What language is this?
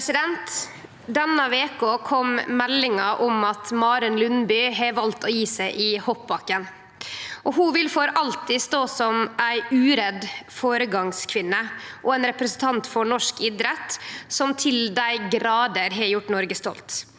Norwegian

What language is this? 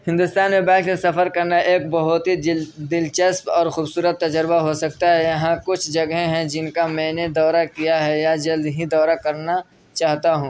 Urdu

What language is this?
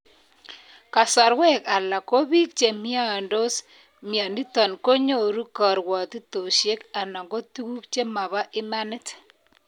Kalenjin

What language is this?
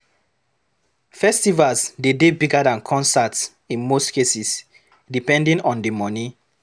Nigerian Pidgin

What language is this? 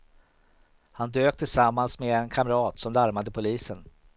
Swedish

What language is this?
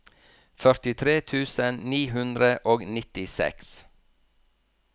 Norwegian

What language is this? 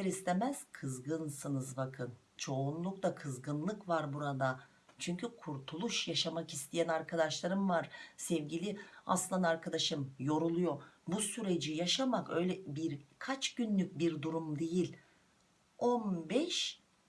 Turkish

